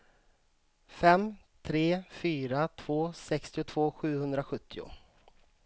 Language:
Swedish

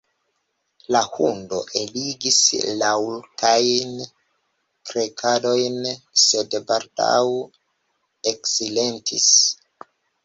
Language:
Esperanto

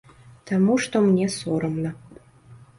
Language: Belarusian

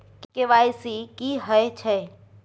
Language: Maithili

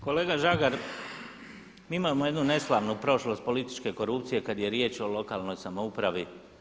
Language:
Croatian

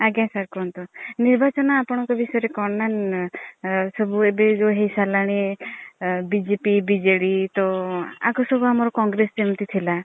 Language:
Odia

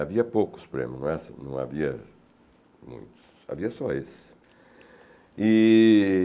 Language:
Portuguese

